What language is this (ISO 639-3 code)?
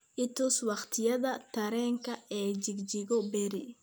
som